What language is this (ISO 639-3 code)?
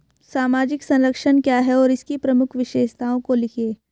hin